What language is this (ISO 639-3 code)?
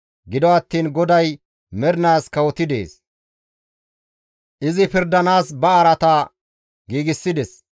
gmv